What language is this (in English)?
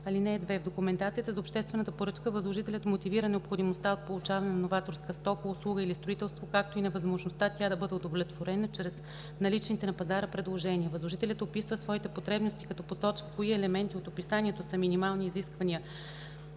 Bulgarian